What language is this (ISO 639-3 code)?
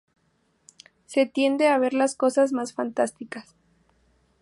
spa